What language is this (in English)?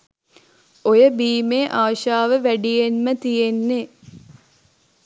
Sinhala